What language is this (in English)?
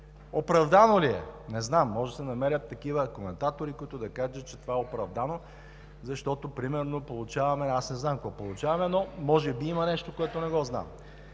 Bulgarian